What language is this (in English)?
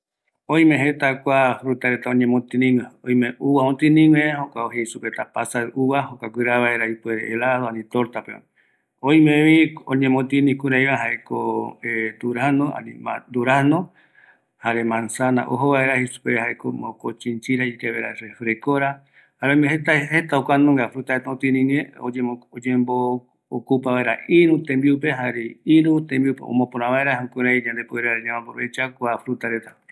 Eastern Bolivian Guaraní